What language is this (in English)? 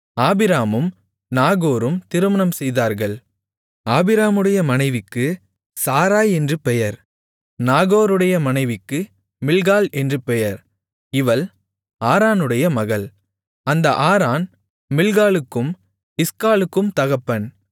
Tamil